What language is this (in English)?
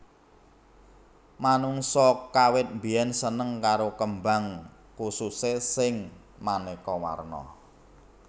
Javanese